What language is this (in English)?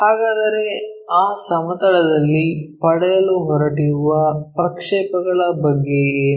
Kannada